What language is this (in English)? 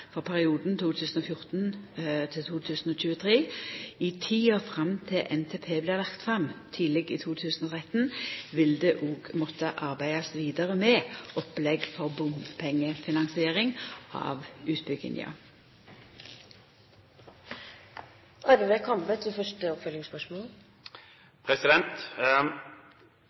Norwegian Nynorsk